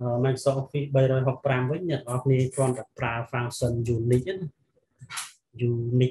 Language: Vietnamese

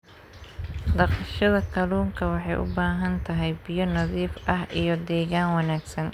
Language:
Somali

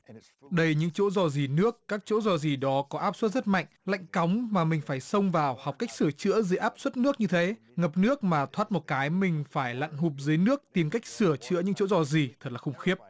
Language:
Vietnamese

